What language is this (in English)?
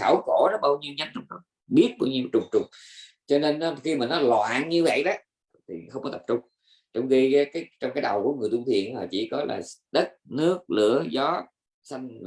Vietnamese